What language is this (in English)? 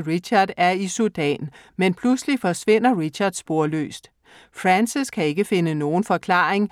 Danish